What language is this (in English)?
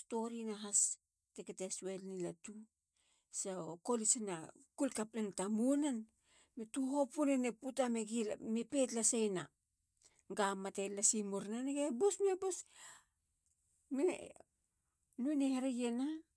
Halia